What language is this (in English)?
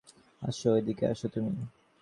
Bangla